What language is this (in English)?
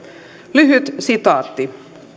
Finnish